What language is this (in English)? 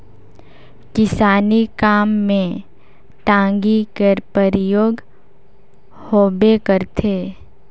Chhattisgarhi